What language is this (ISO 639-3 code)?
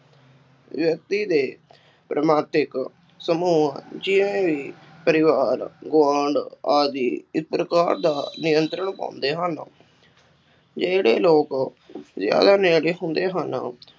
pan